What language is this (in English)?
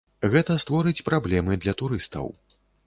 Belarusian